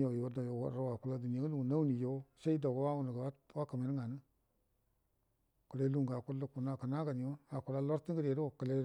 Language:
Buduma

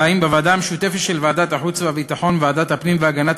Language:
Hebrew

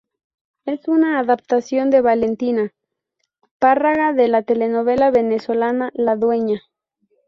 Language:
Spanish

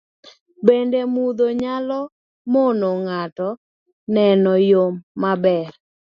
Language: Luo (Kenya and Tanzania)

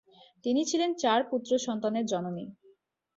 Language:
Bangla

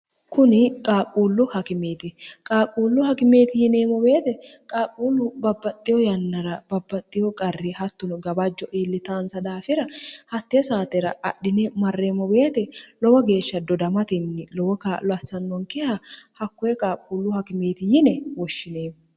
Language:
Sidamo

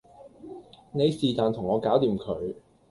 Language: Cantonese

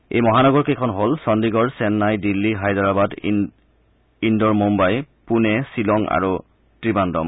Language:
Assamese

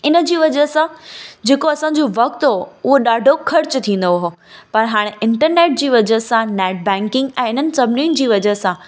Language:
Sindhi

